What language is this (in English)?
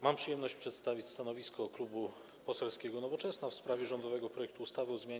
Polish